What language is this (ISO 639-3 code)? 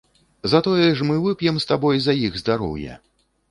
bel